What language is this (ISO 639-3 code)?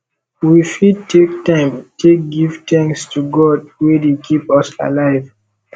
pcm